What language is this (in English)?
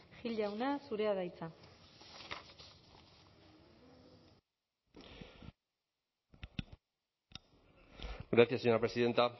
Basque